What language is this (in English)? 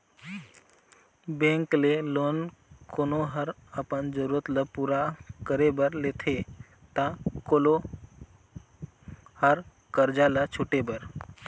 Chhattisgarhi